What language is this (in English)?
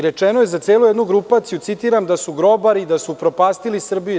Serbian